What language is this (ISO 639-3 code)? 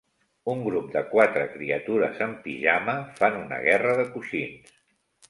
cat